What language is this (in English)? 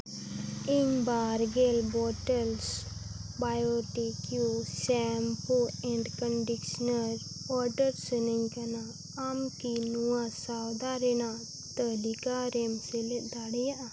Santali